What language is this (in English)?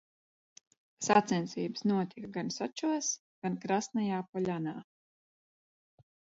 Latvian